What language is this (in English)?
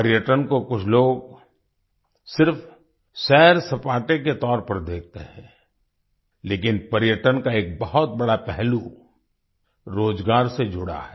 Hindi